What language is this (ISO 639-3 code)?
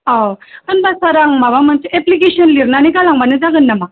brx